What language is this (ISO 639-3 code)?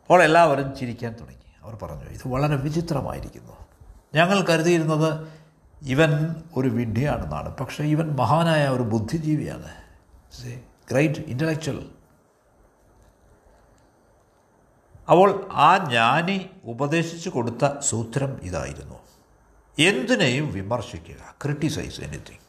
mal